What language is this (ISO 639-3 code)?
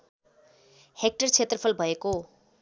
nep